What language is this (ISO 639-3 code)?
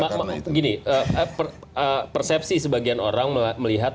ind